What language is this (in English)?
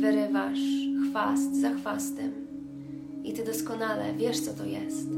Polish